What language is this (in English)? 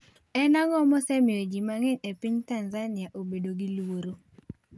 Luo (Kenya and Tanzania)